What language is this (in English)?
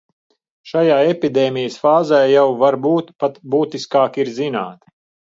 Latvian